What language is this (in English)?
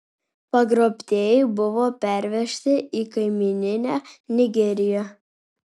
Lithuanian